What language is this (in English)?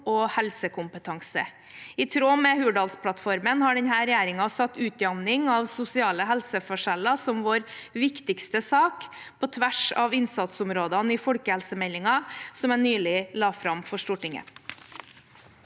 Norwegian